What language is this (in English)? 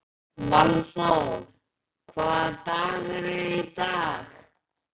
Icelandic